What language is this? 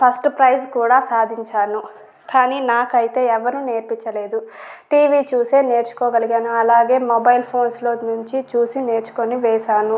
Telugu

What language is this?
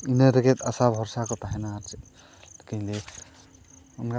Santali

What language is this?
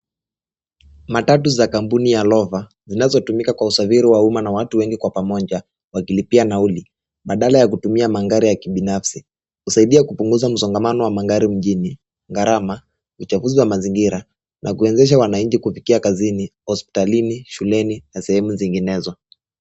Swahili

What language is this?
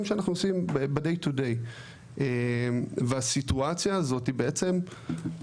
Hebrew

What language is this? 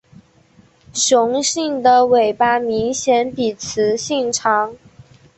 Chinese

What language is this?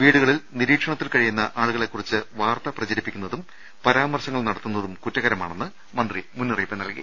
Malayalam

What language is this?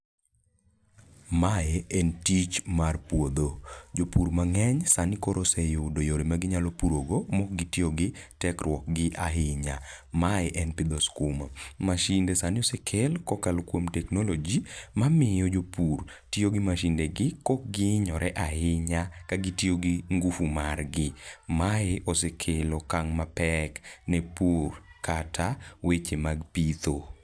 Luo (Kenya and Tanzania)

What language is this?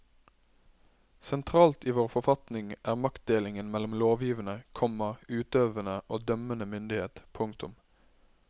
Norwegian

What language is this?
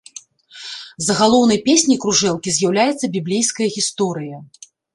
Belarusian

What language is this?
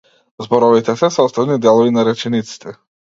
Macedonian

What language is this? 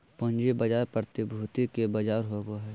Magahi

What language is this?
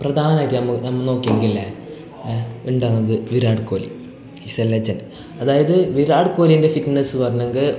Malayalam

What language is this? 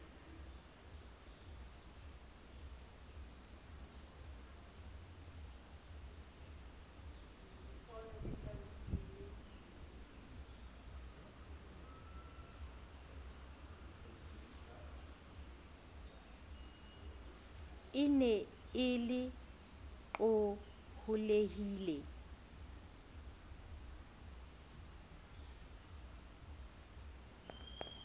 Southern Sotho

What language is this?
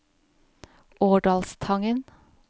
Norwegian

